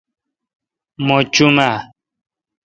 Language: Kalkoti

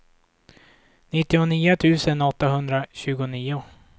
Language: Swedish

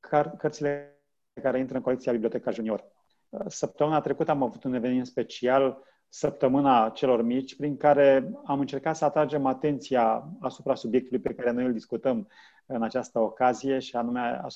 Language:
Romanian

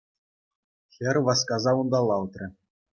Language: Chuvash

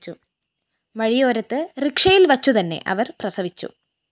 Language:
Malayalam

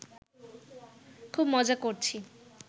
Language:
Bangla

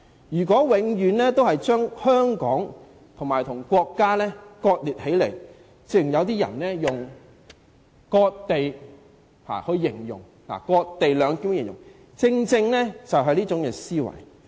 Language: Cantonese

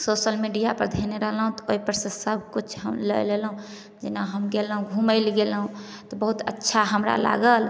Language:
Maithili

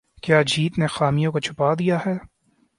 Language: Urdu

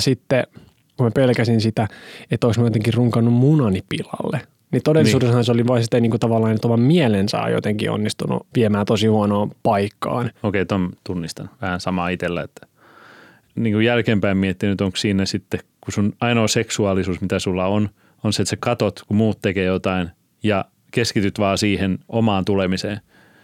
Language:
Finnish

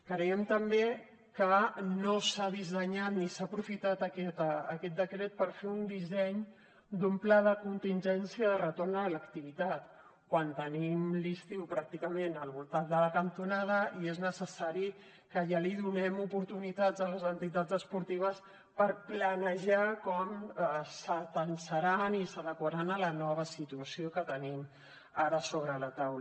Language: Catalan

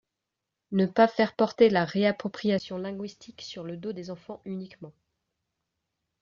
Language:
French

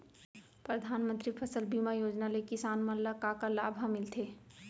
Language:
Chhattisgarhi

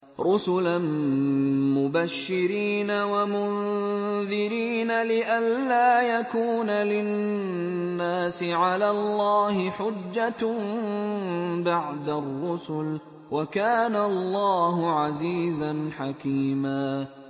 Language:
Arabic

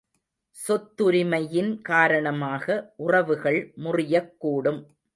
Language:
Tamil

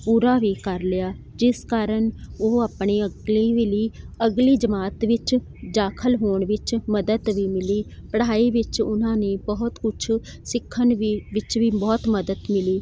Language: Punjabi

